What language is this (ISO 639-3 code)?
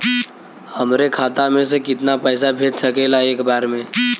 bho